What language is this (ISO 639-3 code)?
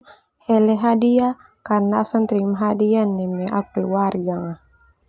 twu